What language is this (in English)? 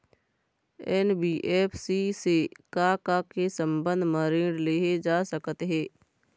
Chhattisgarhi